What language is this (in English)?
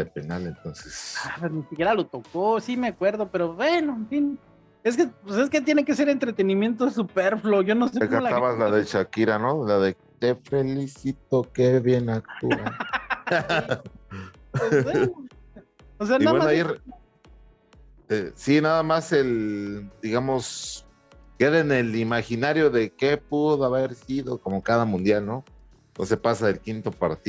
Spanish